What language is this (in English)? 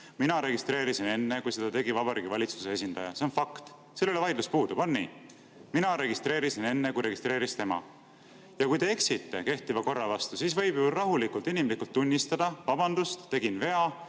Estonian